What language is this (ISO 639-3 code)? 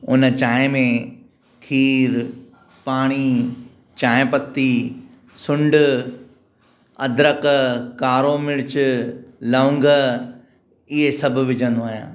snd